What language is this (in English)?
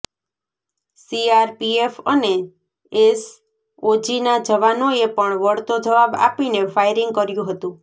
Gujarati